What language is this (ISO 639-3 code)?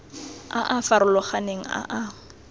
tsn